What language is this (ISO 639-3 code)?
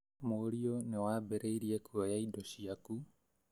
kik